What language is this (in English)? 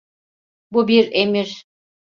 Turkish